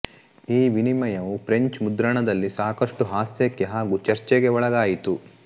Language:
Kannada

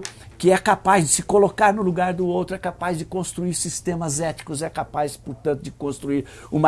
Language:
Portuguese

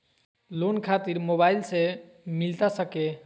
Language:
Magahi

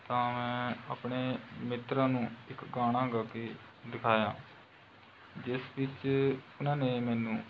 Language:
Punjabi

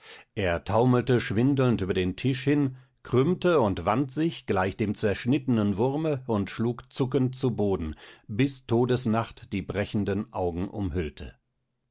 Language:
German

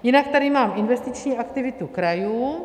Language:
Czech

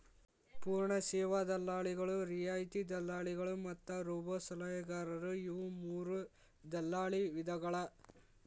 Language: Kannada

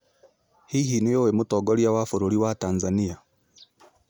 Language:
Kikuyu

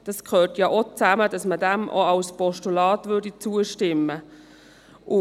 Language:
Swiss German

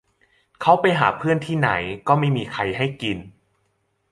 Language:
Thai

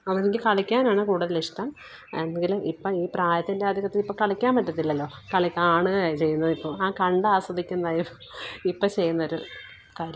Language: Malayalam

